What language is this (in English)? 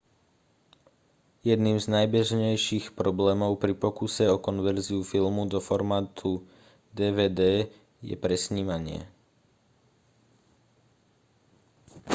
Slovak